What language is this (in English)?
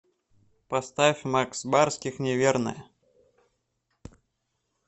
Russian